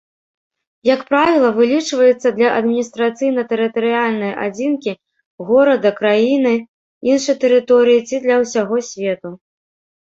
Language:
Belarusian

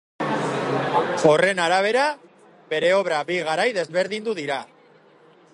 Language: Basque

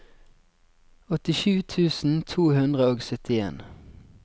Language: Norwegian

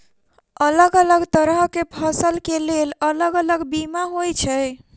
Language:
Maithili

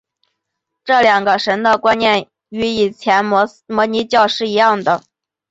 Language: Chinese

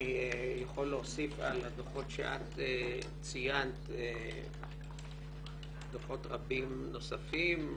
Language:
Hebrew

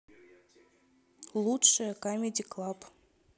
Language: Russian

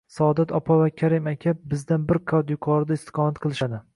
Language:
Uzbek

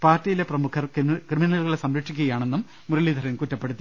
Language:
Malayalam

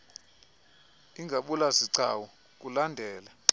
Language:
Xhosa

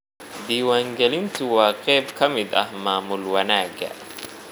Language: Somali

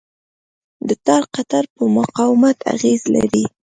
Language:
Pashto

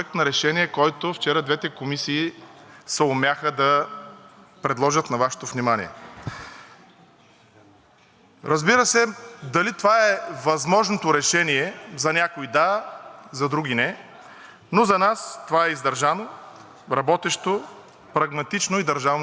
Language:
Bulgarian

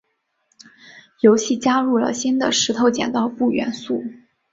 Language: Chinese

